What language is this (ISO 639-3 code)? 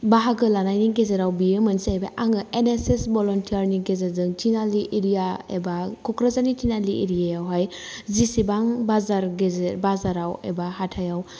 brx